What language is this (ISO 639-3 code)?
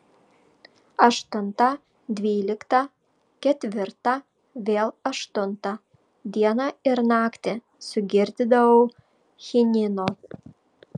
lit